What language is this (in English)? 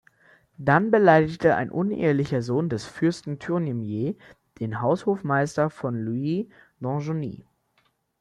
German